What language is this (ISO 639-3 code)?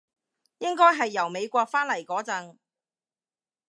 yue